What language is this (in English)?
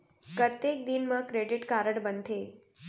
Chhattisgarhi